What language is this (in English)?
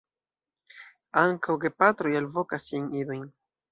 Esperanto